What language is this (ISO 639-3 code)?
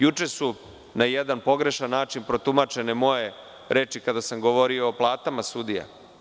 srp